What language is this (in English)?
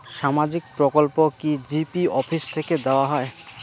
Bangla